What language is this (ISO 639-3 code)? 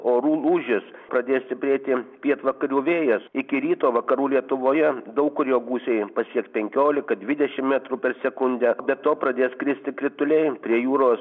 lit